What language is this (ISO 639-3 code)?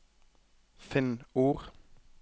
nor